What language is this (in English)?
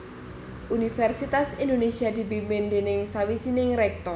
Javanese